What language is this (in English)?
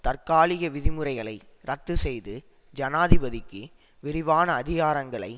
Tamil